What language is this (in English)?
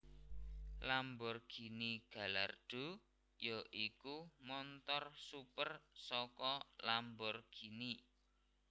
Javanese